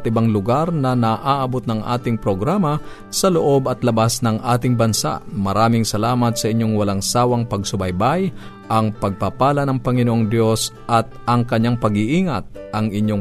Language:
Filipino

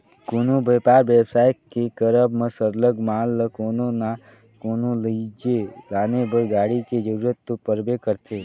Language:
Chhattisgarhi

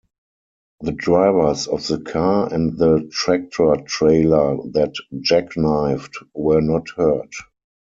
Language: English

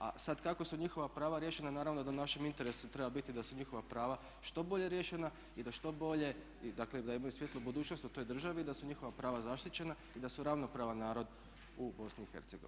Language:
Croatian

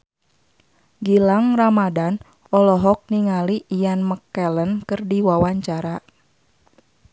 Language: Sundanese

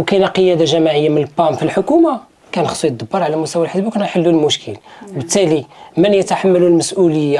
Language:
Arabic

